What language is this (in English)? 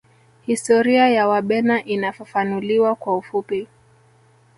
Swahili